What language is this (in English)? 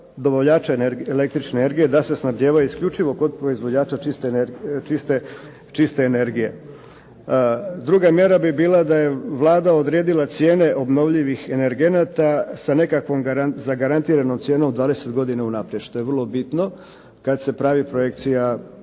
Croatian